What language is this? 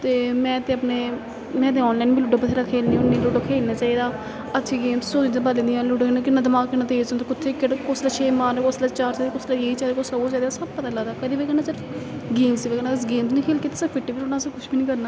Dogri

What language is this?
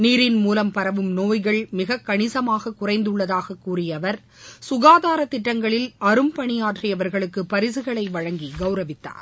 Tamil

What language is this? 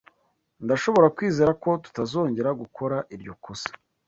Kinyarwanda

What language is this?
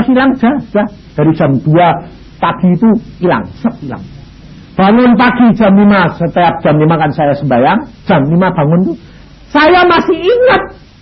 Indonesian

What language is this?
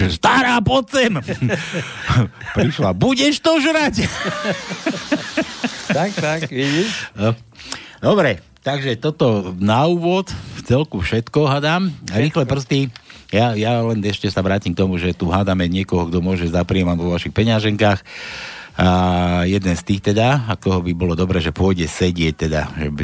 Slovak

